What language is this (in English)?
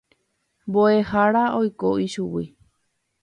Guarani